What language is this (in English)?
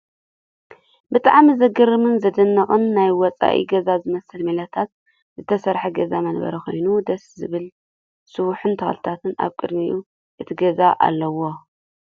Tigrinya